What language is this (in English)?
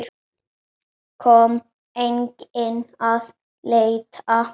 Icelandic